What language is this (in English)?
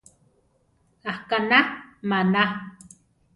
Central Tarahumara